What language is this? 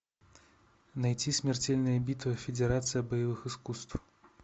Russian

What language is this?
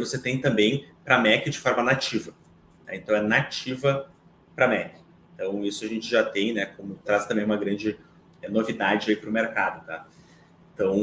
Portuguese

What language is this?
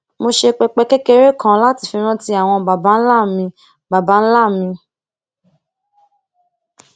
Yoruba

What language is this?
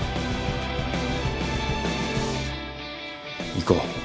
Japanese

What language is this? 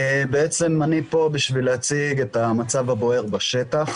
Hebrew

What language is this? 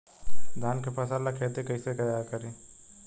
Bhojpuri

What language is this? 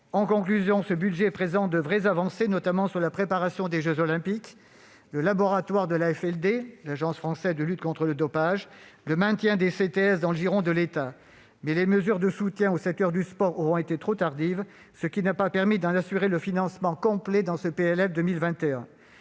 French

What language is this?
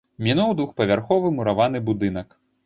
Belarusian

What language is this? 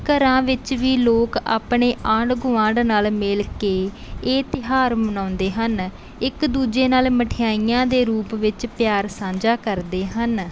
Punjabi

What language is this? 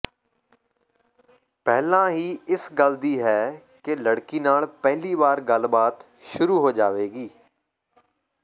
Punjabi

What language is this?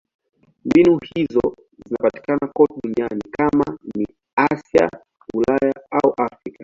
Swahili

